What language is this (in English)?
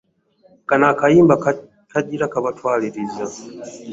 Ganda